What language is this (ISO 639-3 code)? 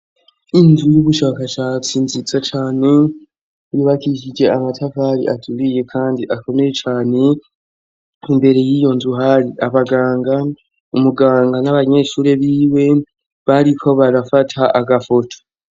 run